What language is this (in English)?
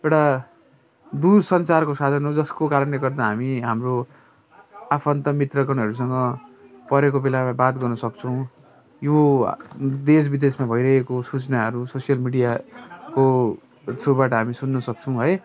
Nepali